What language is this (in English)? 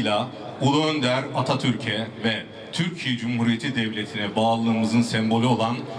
Turkish